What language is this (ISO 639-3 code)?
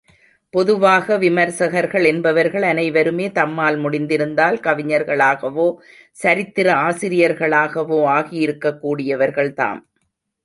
tam